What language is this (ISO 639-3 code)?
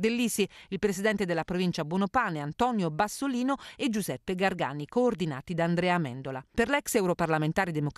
ita